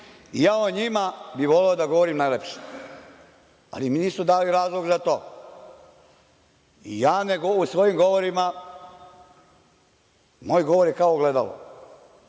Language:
Serbian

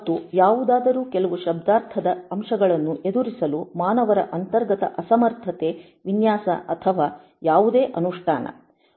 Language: Kannada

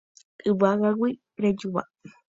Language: Guarani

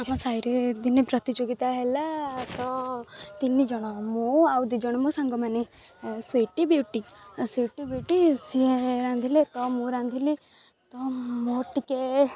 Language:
Odia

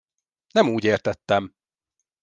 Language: Hungarian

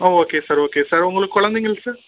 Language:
Tamil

